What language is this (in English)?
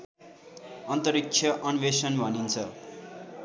Nepali